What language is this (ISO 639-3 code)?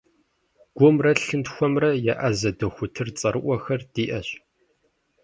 kbd